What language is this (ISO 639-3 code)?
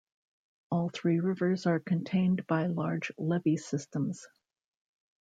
eng